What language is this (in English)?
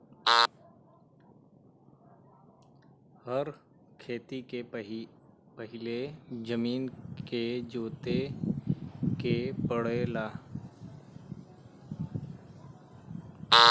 Bhojpuri